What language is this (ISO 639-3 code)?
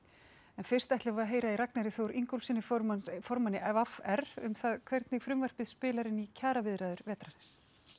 isl